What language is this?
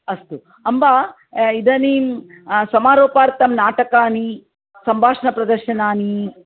Sanskrit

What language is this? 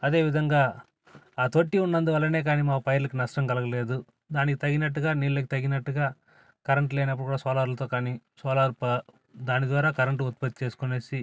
Telugu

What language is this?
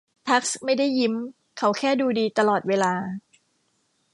Thai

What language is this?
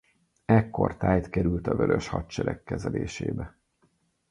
Hungarian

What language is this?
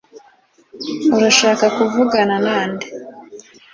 Kinyarwanda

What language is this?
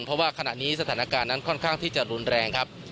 Thai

